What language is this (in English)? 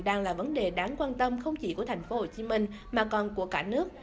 Vietnamese